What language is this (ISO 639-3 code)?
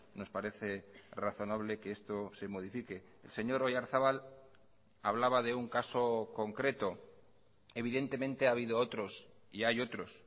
spa